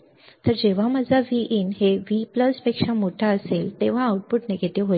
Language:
Marathi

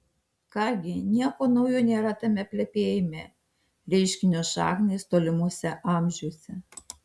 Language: Lithuanian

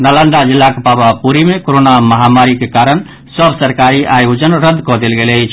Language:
Maithili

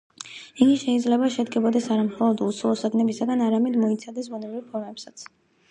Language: Georgian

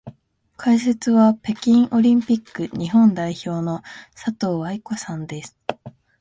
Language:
Japanese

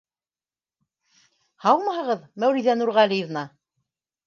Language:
Bashkir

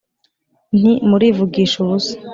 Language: Kinyarwanda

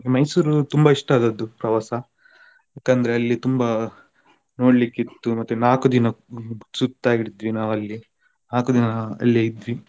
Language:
Kannada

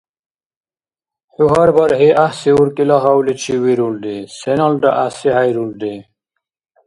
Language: Dargwa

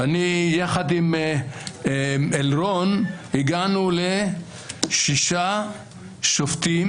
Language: Hebrew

